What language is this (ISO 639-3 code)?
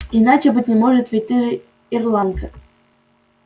rus